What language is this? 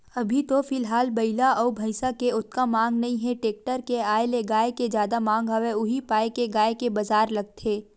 Chhattisgarhi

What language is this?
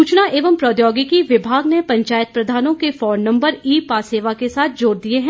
Hindi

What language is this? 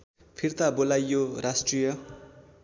Nepali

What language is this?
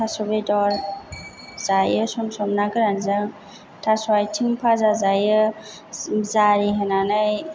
Bodo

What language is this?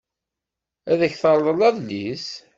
Kabyle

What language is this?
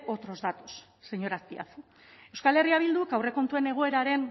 Basque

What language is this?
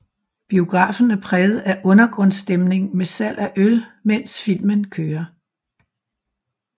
Danish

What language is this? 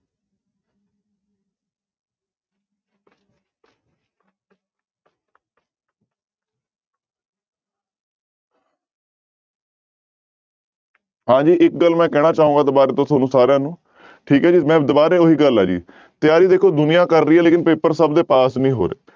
Punjabi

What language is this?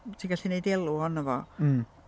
Welsh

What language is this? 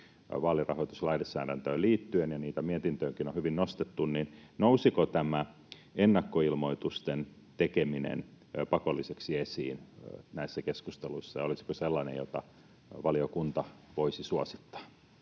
Finnish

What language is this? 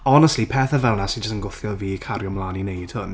Welsh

